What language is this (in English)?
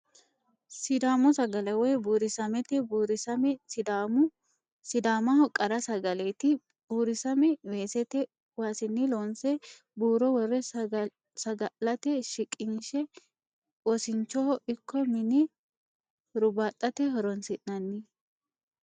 Sidamo